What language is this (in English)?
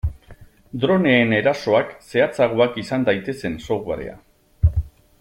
Basque